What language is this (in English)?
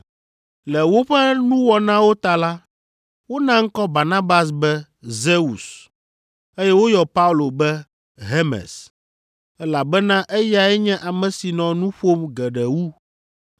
Ewe